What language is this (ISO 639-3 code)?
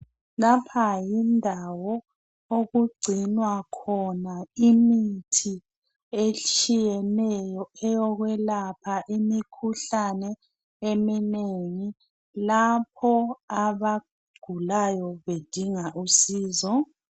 nde